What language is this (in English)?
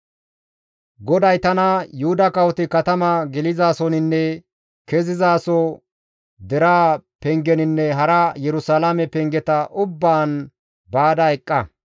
Gamo